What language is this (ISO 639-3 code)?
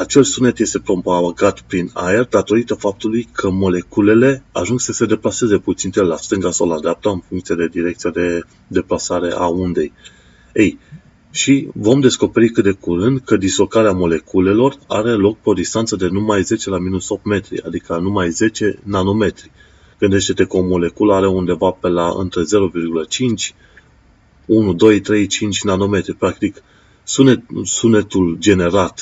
ron